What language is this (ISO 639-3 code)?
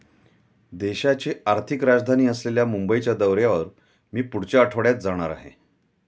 mar